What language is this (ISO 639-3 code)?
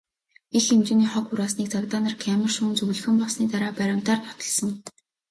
mon